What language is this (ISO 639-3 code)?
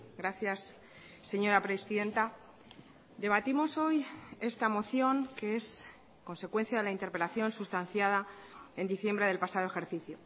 spa